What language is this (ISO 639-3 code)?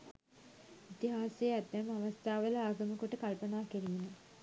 sin